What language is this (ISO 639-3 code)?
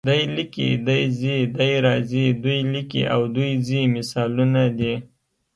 pus